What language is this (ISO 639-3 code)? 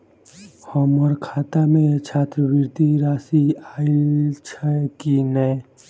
mai